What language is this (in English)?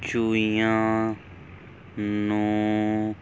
Punjabi